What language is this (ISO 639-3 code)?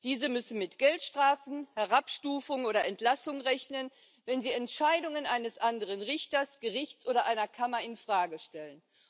deu